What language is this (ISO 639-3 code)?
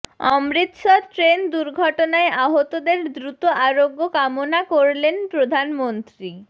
ben